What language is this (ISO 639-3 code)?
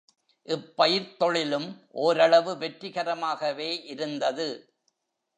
tam